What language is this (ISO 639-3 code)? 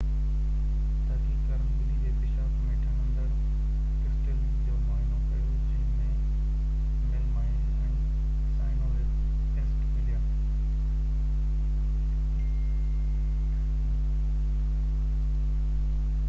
snd